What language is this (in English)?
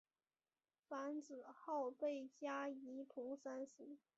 Chinese